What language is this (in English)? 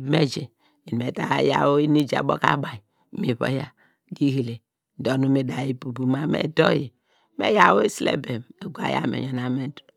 Degema